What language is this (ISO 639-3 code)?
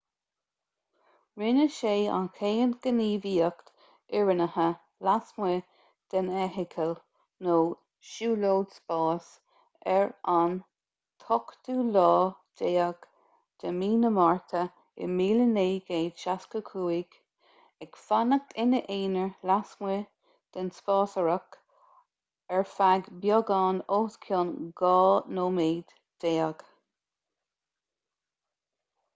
gle